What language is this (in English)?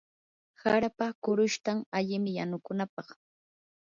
Yanahuanca Pasco Quechua